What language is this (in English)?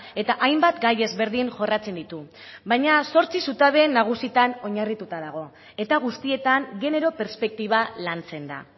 Basque